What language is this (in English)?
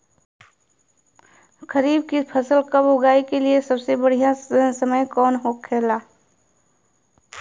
Bhojpuri